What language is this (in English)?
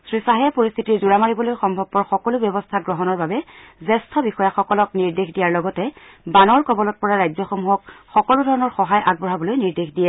Assamese